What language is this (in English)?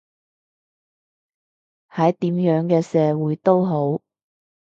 Cantonese